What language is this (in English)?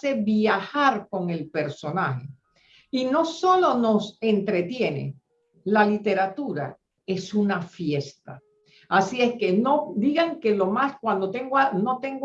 Spanish